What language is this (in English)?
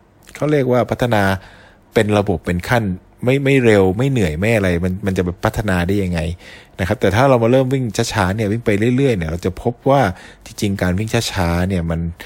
Thai